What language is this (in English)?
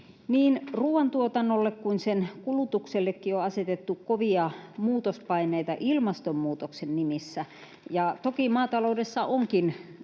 Finnish